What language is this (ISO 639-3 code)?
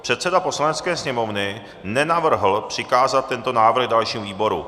ces